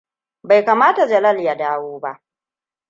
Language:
Hausa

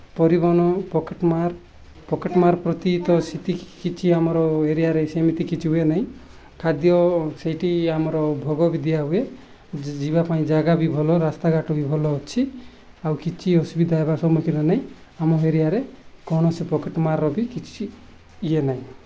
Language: Odia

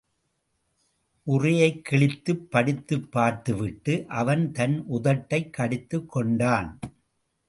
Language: Tamil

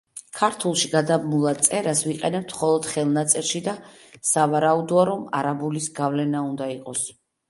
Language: Georgian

